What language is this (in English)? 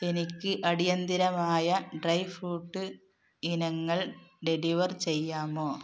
Malayalam